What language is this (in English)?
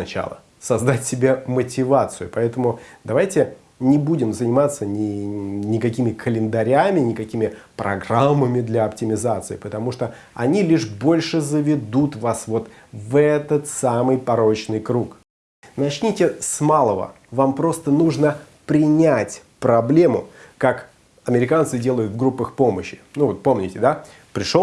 Russian